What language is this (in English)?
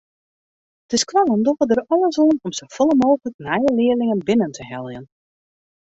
Western Frisian